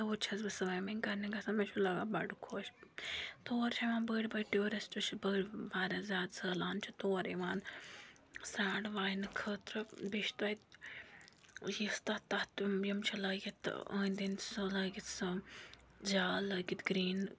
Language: Kashmiri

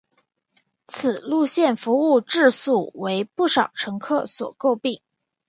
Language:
Chinese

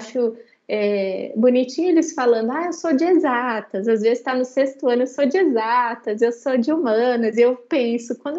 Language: Portuguese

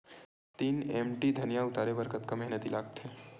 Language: Chhattisgarhi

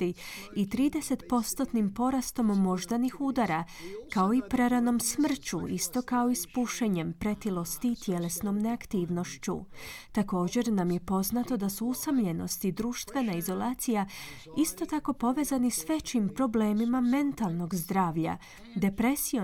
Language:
Croatian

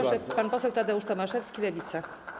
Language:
Polish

